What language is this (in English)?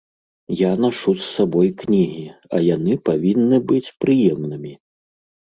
Belarusian